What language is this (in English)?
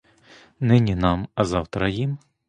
Ukrainian